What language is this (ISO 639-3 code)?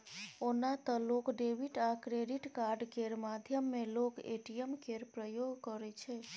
mai